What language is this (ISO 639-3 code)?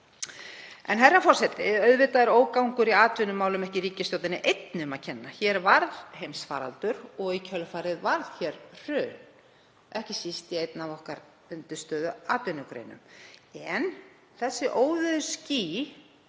isl